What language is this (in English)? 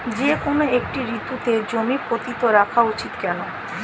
Bangla